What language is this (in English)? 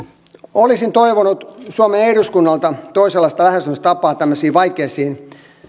Finnish